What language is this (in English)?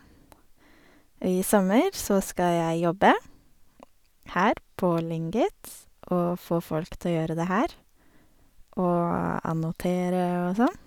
Norwegian